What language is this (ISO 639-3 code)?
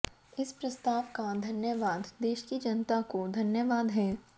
hin